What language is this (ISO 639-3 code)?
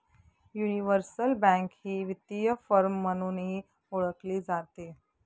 mar